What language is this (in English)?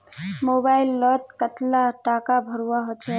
Magahi